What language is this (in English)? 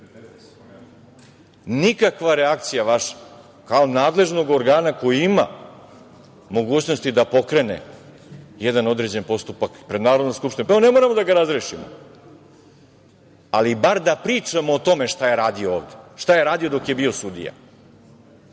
Serbian